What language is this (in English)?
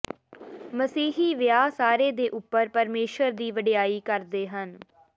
Punjabi